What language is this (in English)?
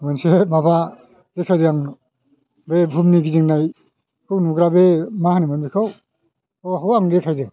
Bodo